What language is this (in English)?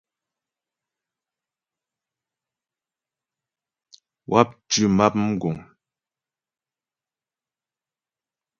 Ghomala